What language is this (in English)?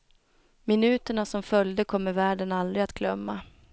Swedish